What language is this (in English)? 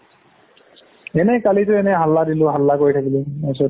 Assamese